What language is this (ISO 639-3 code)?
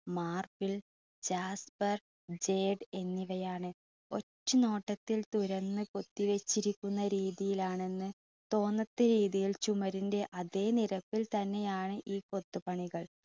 mal